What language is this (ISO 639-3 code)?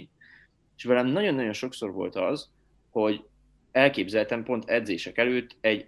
hun